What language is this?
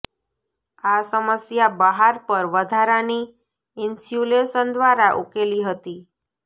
Gujarati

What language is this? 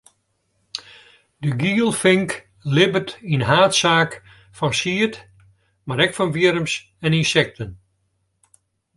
Western Frisian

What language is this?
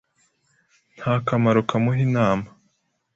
Kinyarwanda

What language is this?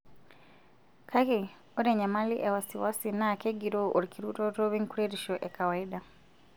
Masai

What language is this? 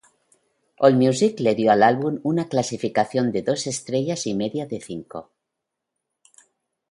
Spanish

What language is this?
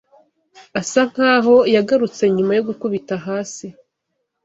Kinyarwanda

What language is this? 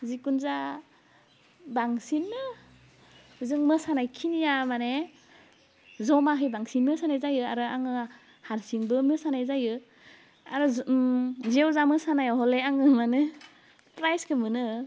Bodo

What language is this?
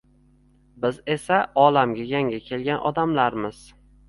Uzbek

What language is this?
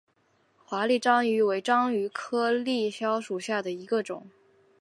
Chinese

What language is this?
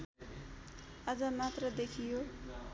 Nepali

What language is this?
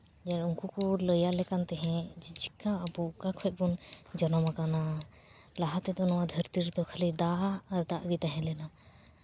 Santali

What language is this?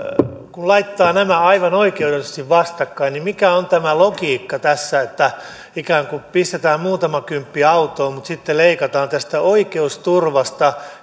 Finnish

